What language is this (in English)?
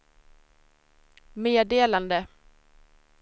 Swedish